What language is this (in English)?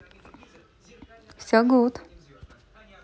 Russian